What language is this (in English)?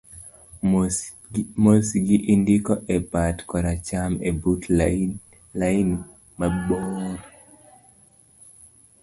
Luo (Kenya and Tanzania)